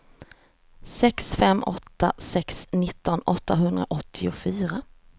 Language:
Swedish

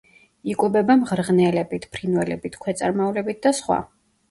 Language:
Georgian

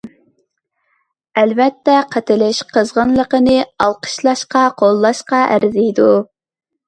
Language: Uyghur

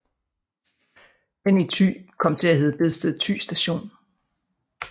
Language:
Danish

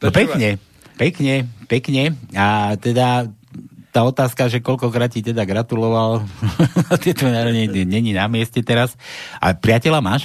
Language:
Slovak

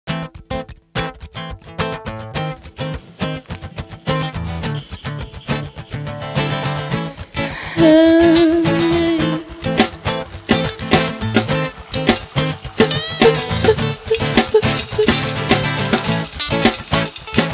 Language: Czech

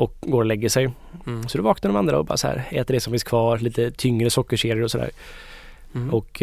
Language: Swedish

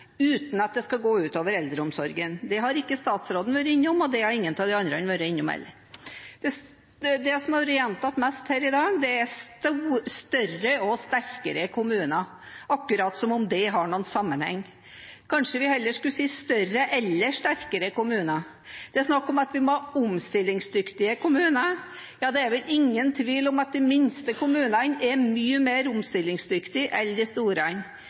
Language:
Norwegian Bokmål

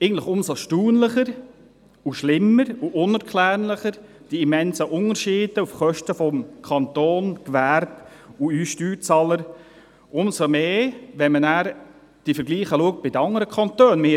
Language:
Swiss German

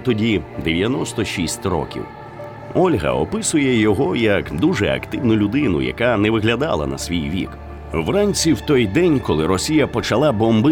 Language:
Ukrainian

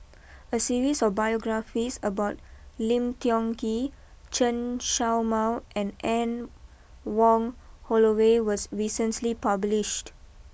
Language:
English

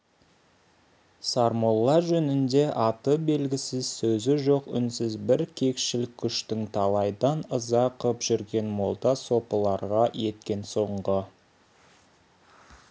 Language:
Kazakh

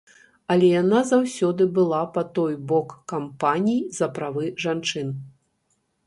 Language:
Belarusian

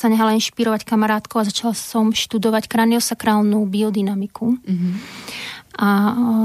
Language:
Slovak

